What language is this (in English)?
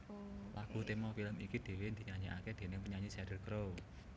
Javanese